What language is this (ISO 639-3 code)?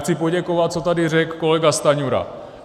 ces